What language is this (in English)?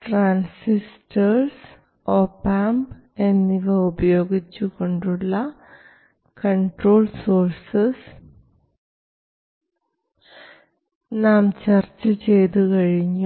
Malayalam